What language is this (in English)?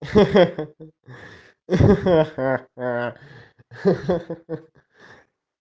Russian